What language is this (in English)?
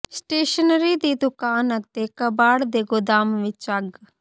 Punjabi